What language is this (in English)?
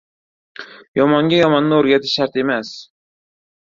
Uzbek